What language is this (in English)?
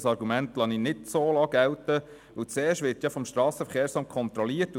Swiss German